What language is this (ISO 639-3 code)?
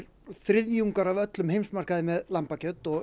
isl